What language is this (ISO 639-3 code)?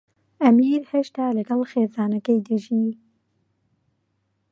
ckb